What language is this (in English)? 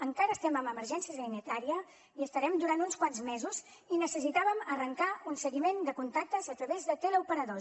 Catalan